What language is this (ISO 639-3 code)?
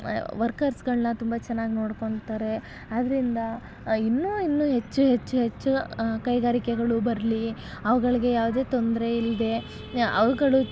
kan